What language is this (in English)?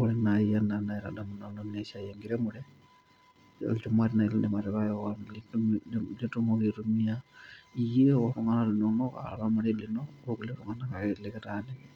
Masai